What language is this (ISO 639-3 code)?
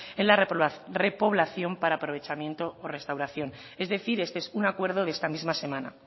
spa